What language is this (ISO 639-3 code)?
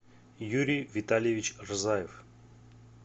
rus